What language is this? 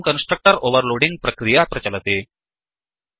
Sanskrit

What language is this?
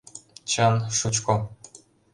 Mari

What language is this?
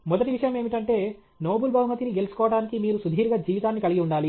Telugu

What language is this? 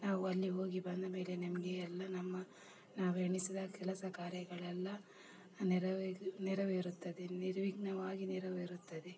Kannada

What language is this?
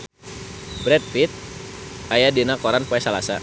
Sundanese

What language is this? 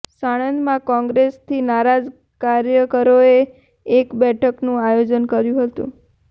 Gujarati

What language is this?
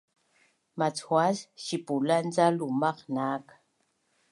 Bunun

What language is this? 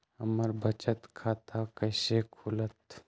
Magahi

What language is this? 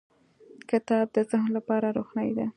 Pashto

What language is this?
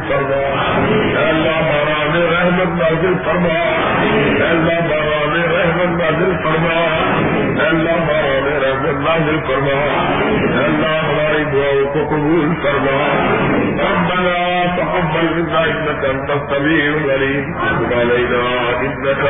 Urdu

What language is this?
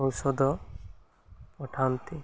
Odia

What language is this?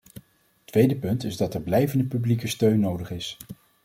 Dutch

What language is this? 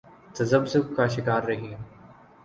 Urdu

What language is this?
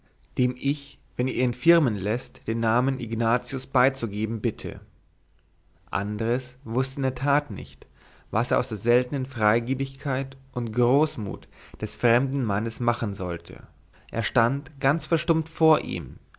German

